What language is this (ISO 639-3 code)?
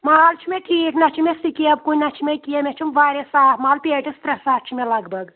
kas